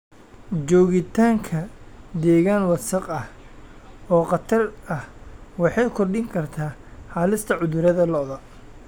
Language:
Somali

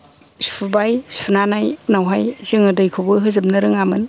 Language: Bodo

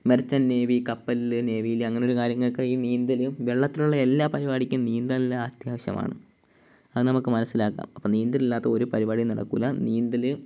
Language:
Malayalam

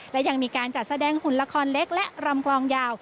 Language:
Thai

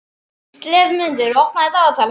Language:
Icelandic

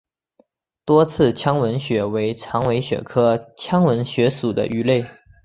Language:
Chinese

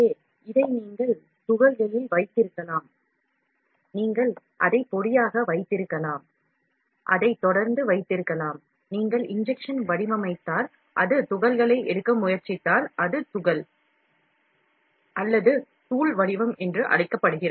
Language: Tamil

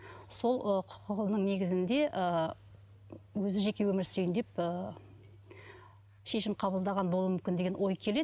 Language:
Kazakh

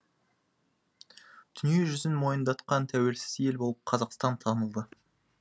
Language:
Kazakh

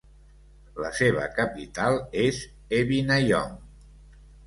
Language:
Catalan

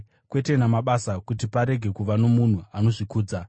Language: Shona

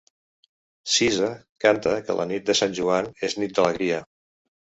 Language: Catalan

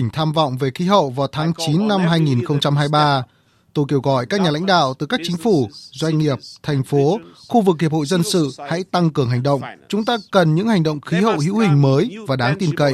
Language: Vietnamese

